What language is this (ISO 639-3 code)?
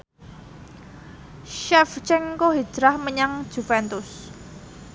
jav